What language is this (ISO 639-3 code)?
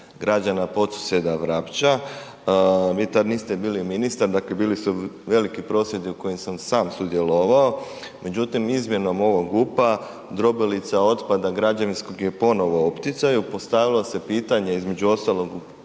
hrv